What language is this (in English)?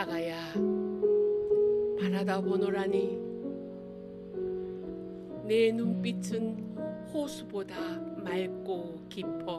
Korean